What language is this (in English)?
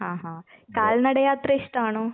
Malayalam